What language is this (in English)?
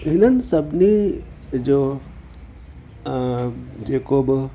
Sindhi